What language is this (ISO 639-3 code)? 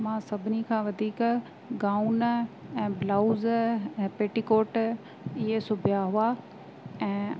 snd